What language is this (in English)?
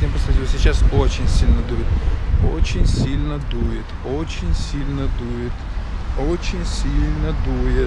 Russian